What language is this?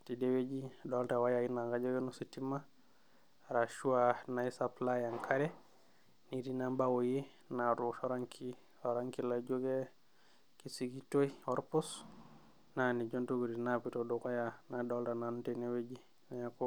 Masai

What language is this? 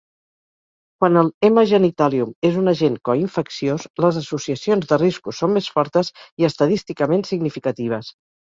Catalan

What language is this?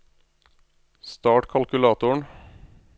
Norwegian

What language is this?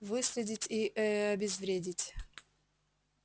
Russian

